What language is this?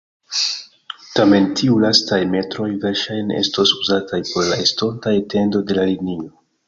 Esperanto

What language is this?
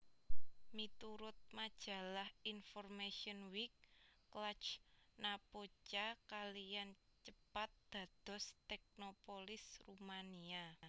Javanese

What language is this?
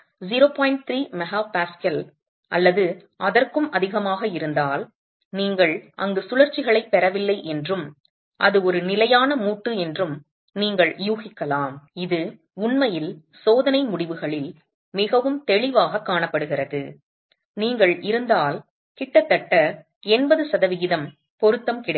Tamil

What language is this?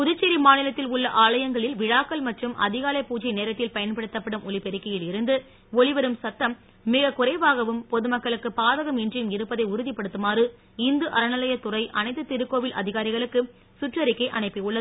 Tamil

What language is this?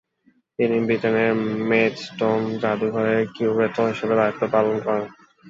Bangla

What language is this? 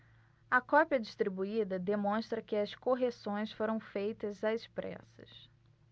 Portuguese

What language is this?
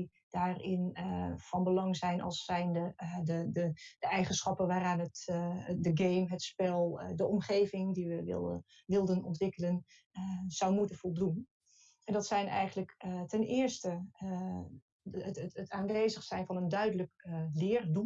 Dutch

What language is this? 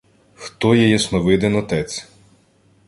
Ukrainian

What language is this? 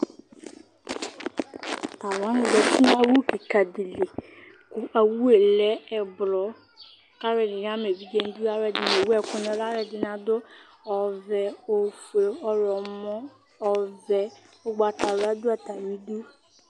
Ikposo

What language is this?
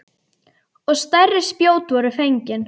Icelandic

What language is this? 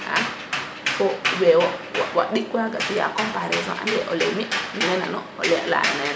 Serer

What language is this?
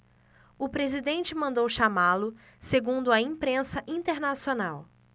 Portuguese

